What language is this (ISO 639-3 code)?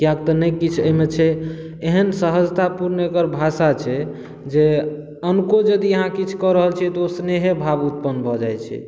mai